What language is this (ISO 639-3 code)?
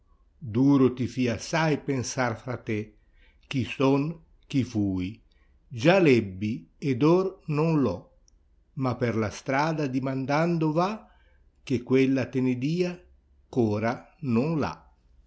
ita